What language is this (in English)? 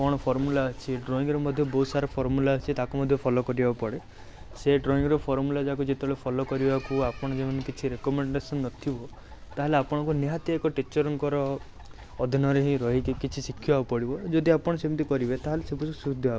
Odia